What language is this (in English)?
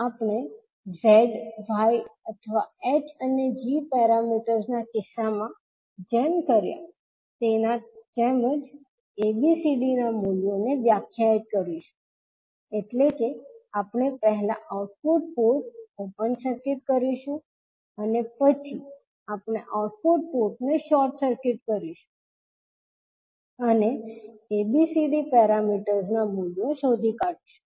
Gujarati